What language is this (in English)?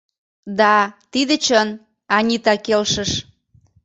Mari